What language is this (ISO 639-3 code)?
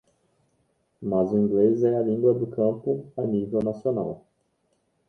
por